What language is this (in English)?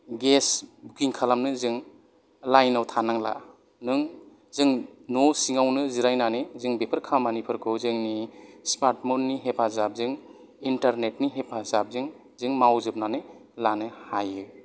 Bodo